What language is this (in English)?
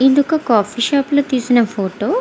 Telugu